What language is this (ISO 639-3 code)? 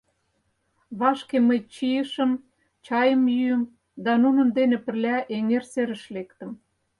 chm